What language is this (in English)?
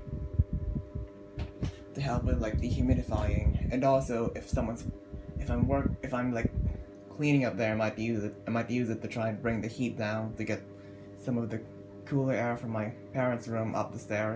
English